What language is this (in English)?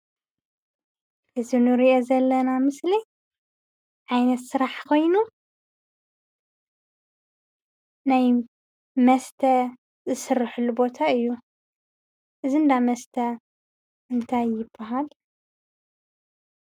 Tigrinya